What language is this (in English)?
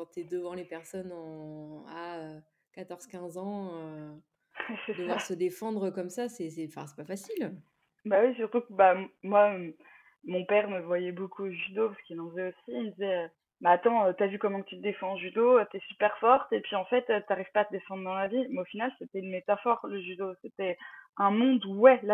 French